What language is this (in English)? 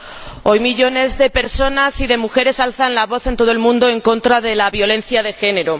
Spanish